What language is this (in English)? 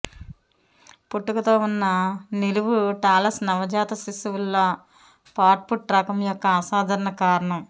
Telugu